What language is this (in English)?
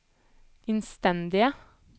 Norwegian